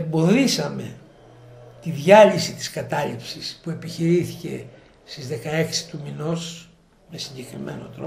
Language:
Greek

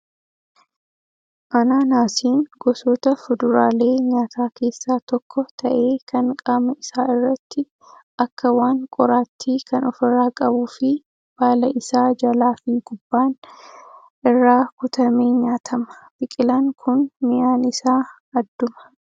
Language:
Oromo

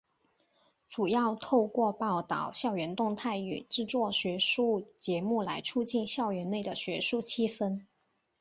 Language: Chinese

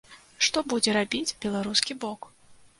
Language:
Belarusian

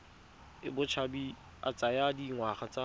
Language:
Tswana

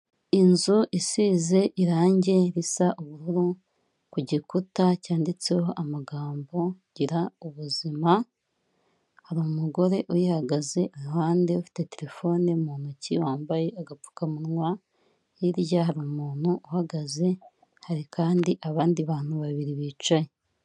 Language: Kinyarwanda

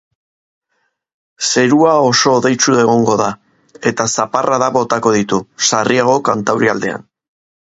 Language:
Basque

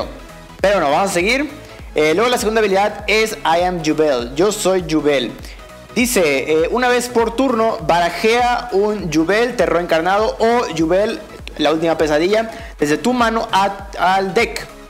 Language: Spanish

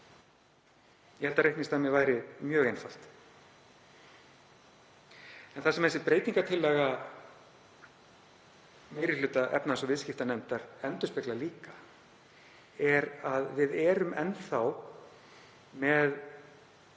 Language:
Icelandic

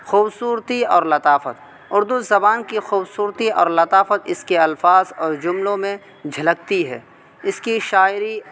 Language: Urdu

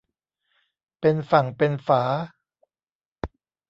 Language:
Thai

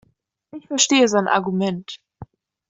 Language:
German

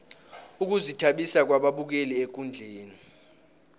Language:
South Ndebele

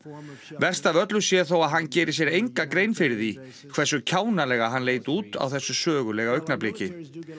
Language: Icelandic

